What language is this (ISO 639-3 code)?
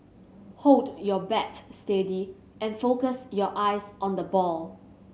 eng